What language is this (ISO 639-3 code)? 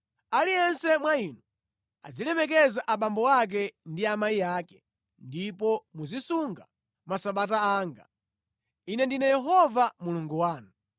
nya